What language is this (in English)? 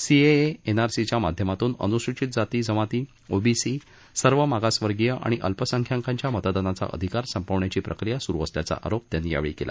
Marathi